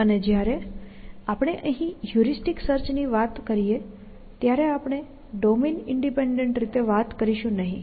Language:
Gujarati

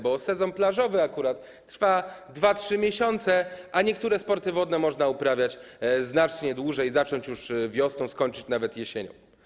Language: Polish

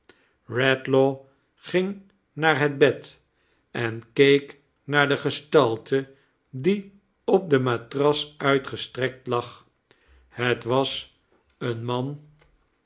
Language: Dutch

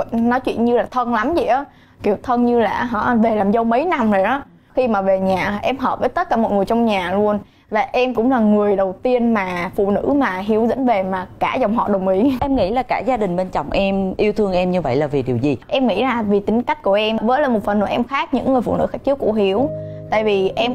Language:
Vietnamese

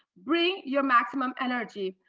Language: English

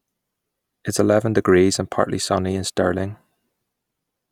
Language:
English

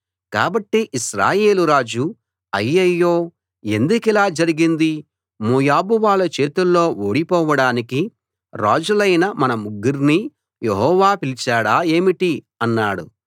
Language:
Telugu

